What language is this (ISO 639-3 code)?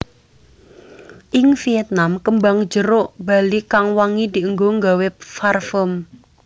jav